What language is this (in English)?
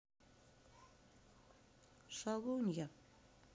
Russian